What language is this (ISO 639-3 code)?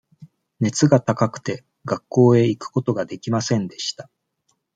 jpn